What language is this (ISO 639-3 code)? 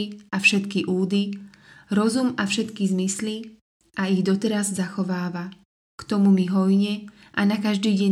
slk